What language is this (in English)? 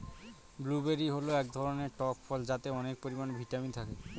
Bangla